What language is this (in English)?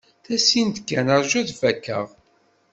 Kabyle